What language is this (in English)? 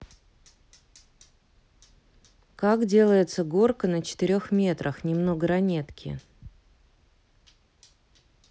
Russian